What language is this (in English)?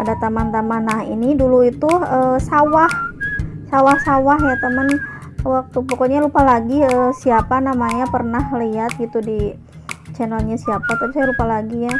Indonesian